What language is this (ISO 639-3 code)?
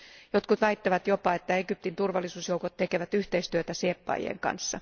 fin